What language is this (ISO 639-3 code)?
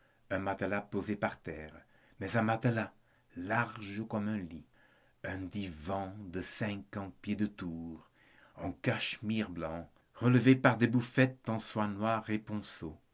fra